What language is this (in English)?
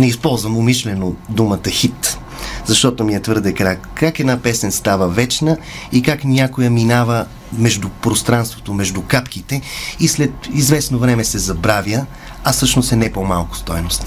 Bulgarian